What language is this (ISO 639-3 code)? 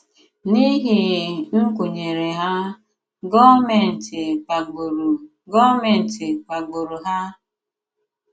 ibo